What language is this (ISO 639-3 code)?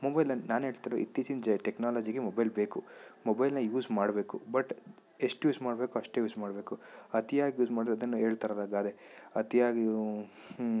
kan